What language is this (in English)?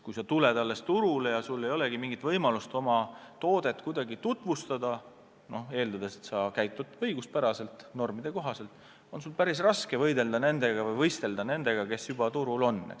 Estonian